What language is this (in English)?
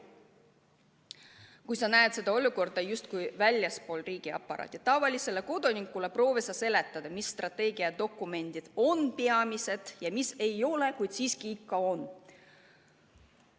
Estonian